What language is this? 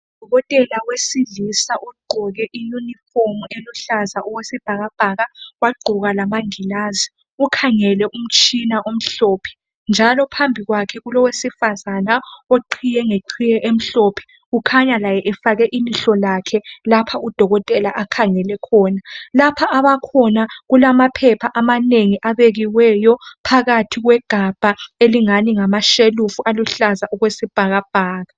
North Ndebele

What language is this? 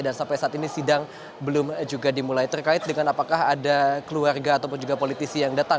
Indonesian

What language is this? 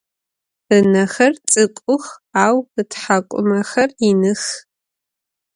Adyghe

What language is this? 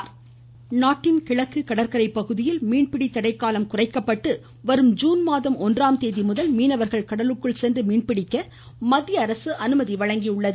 Tamil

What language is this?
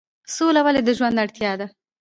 Pashto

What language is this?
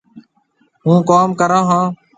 Marwari (Pakistan)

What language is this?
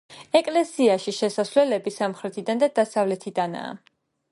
Georgian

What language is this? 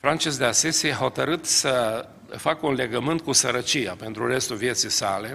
Romanian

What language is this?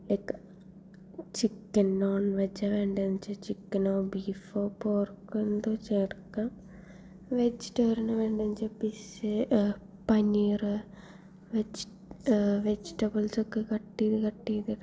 Malayalam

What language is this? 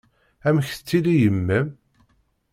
Kabyle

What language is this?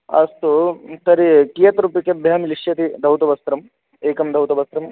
Sanskrit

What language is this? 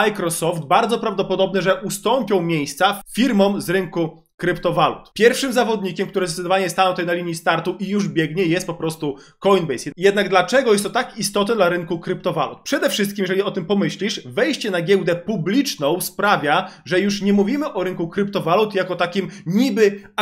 Polish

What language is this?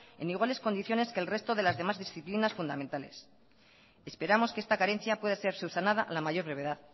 Spanish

